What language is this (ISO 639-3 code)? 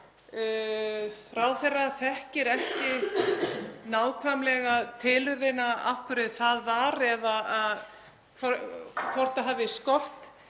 isl